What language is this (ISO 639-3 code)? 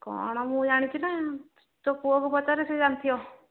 ori